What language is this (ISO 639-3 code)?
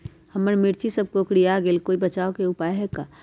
mag